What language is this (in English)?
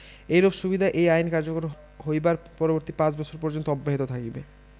Bangla